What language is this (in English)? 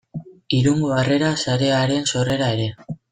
Basque